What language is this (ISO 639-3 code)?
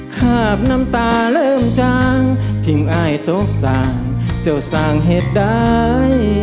tha